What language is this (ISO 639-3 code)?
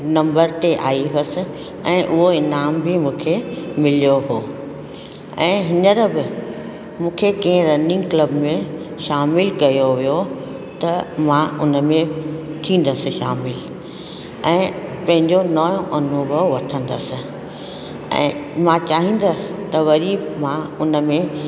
snd